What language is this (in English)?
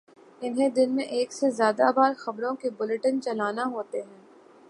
Urdu